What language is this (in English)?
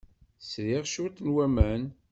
Kabyle